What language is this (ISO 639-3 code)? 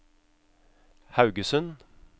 nor